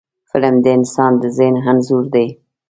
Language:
Pashto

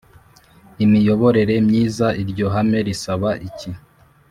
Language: Kinyarwanda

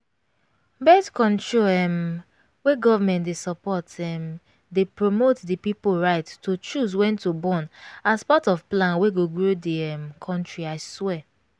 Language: Nigerian Pidgin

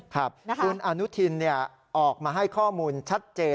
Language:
Thai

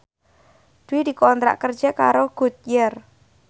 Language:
Javanese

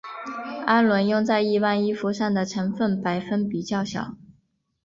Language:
Chinese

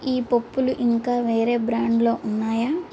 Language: Telugu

